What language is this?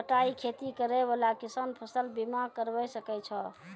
Maithili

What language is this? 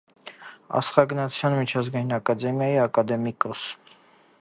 Armenian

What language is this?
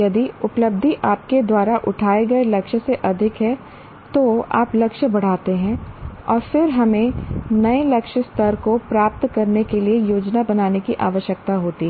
Hindi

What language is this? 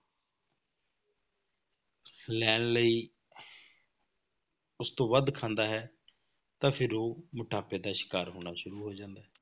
Punjabi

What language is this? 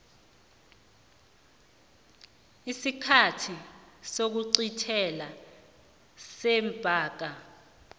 South Ndebele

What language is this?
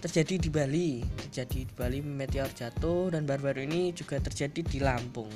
Indonesian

